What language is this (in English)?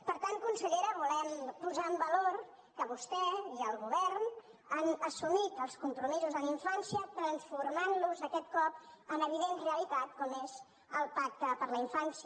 Catalan